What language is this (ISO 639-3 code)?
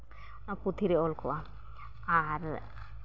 sat